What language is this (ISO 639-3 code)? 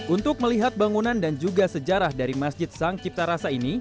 ind